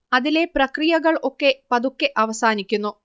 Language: Malayalam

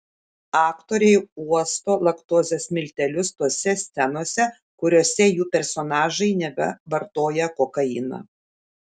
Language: Lithuanian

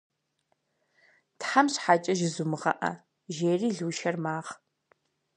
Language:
Kabardian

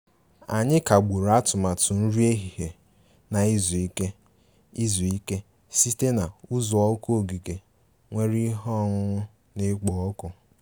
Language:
Igbo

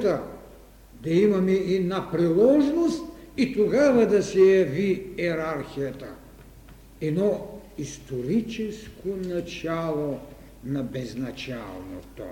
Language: Bulgarian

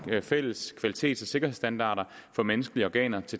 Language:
Danish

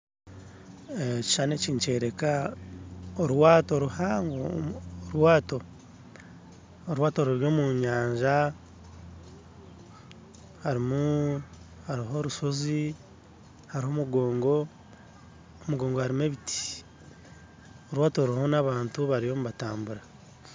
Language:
Nyankole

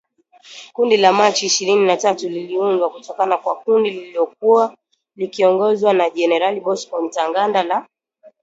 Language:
Swahili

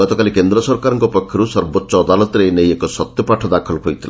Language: Odia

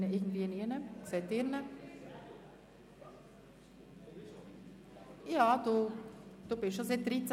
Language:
Swiss German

